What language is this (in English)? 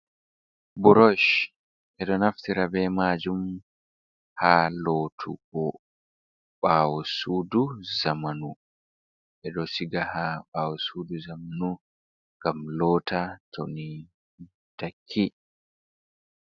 Fula